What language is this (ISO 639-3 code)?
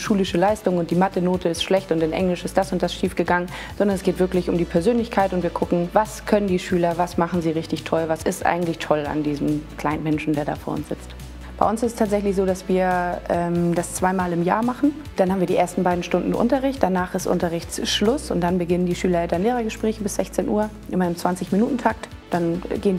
deu